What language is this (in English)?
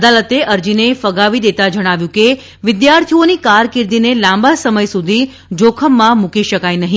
Gujarati